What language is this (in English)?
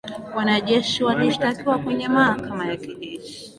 Swahili